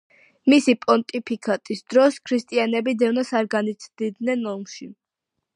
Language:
Georgian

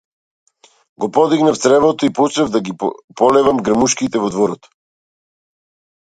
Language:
Macedonian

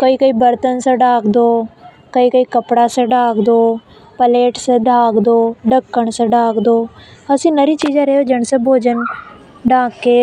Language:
Hadothi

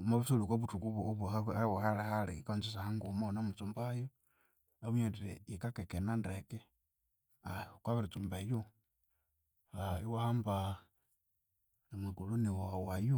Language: Konzo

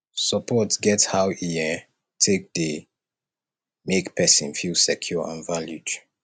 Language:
Nigerian Pidgin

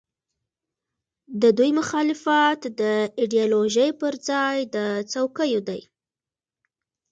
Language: Pashto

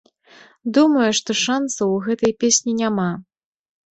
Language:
Belarusian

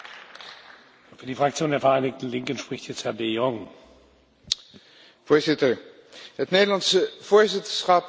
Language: Dutch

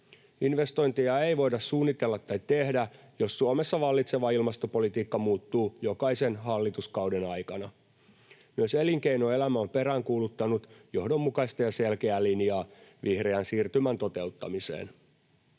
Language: Finnish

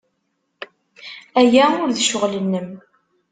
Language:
Kabyle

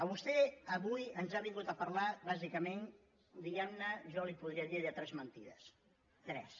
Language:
Catalan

